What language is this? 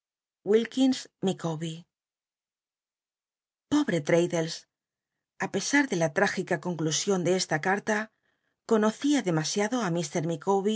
Spanish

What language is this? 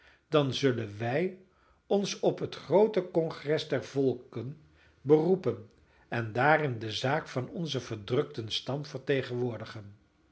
Dutch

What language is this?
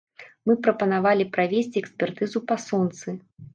Belarusian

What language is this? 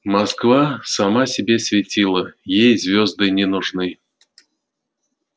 Russian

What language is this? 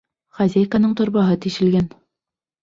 Bashkir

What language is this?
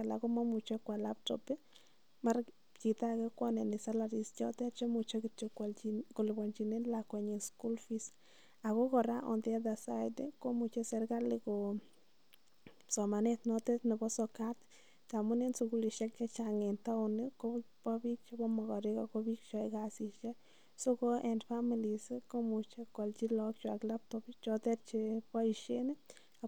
Kalenjin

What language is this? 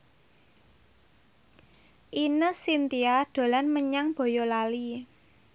Javanese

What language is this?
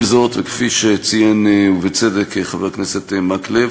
Hebrew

